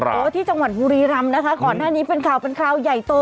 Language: Thai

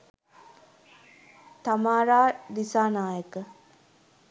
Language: Sinhala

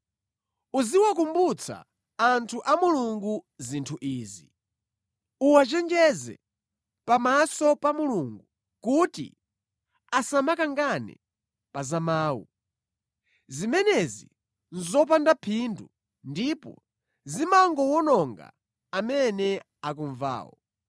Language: Nyanja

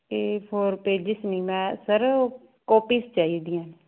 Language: Punjabi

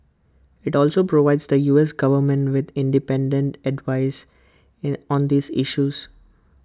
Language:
English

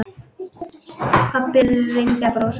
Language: Icelandic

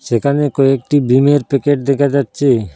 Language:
Bangla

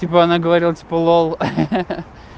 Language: Russian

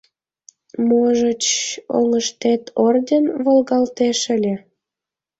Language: Mari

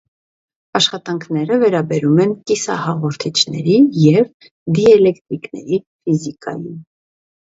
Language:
Armenian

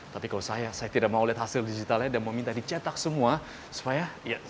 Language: Indonesian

